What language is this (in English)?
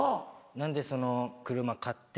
Japanese